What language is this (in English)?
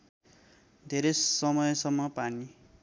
Nepali